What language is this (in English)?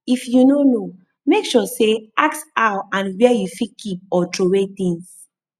Nigerian Pidgin